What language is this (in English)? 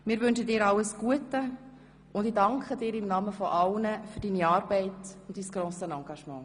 Swiss German